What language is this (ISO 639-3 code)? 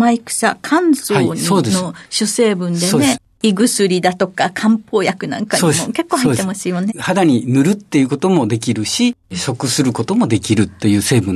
jpn